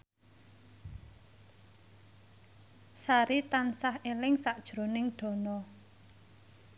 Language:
Javanese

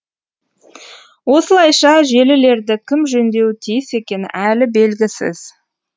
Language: Kazakh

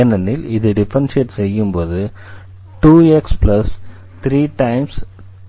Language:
Tamil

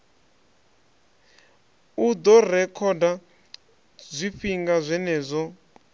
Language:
Venda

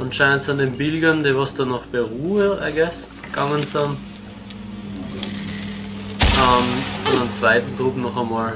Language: German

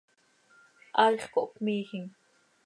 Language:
Seri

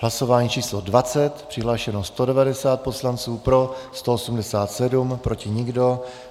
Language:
Czech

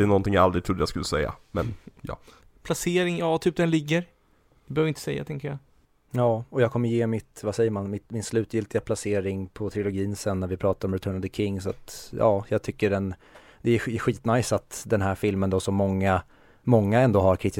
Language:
Swedish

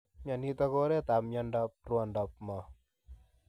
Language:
Kalenjin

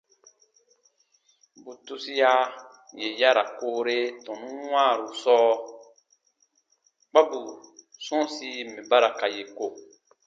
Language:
Baatonum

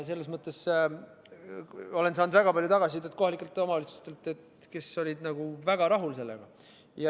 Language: Estonian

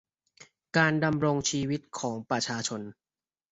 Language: Thai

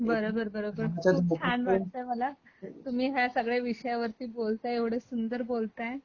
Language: Marathi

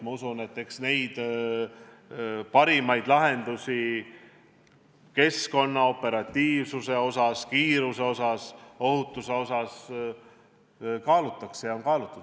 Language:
Estonian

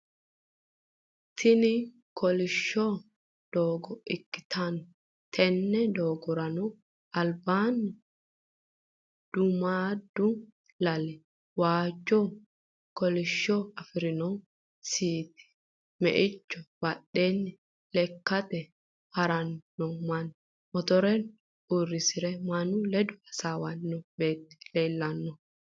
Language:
Sidamo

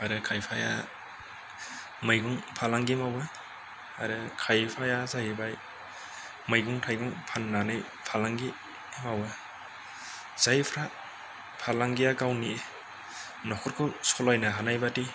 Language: Bodo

